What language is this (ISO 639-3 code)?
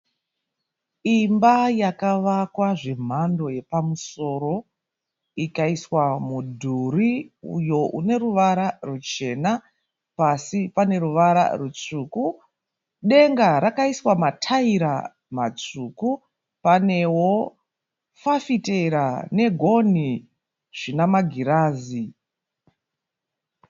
sna